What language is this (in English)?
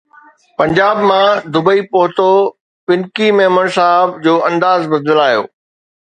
Sindhi